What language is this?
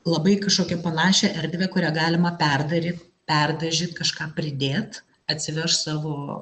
Lithuanian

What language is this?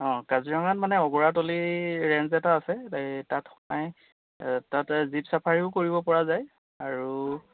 Assamese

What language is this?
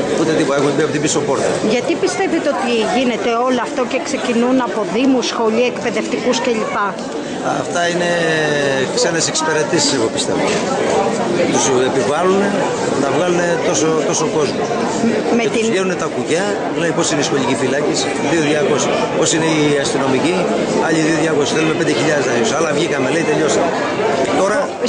Greek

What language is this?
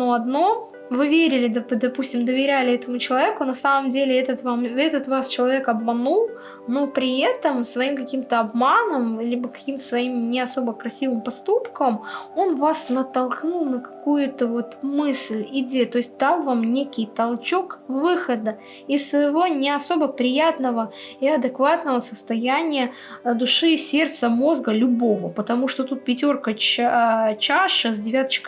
Russian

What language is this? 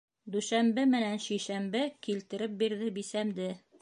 Bashkir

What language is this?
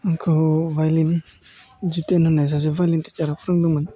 Bodo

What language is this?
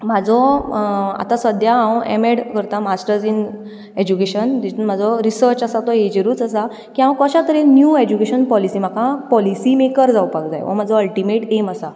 Konkani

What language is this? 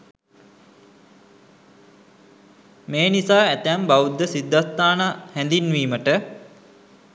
Sinhala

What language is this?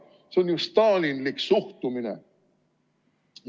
Estonian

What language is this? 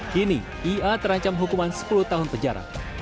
Indonesian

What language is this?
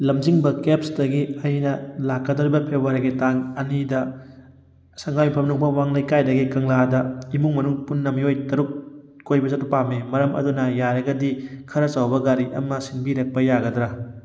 Manipuri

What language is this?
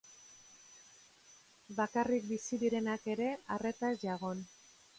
Basque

